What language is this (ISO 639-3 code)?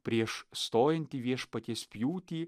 lit